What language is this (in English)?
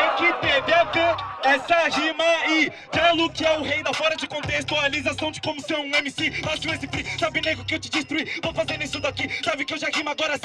Portuguese